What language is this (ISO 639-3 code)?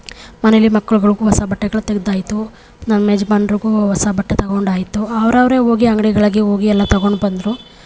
kan